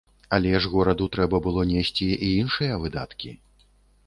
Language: Belarusian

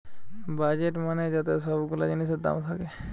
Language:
Bangla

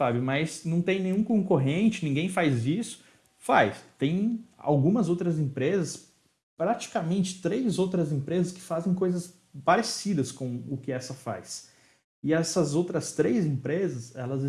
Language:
Portuguese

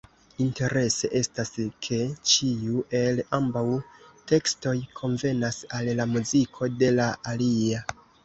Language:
Esperanto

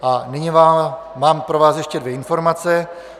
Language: Czech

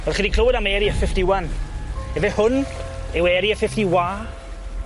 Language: Welsh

